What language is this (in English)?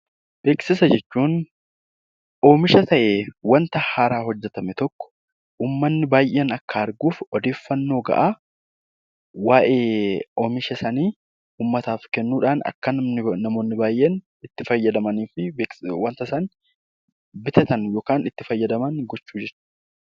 Oromo